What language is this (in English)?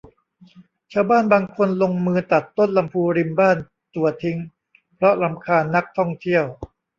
Thai